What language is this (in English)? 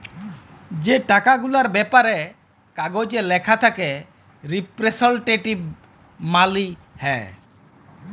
Bangla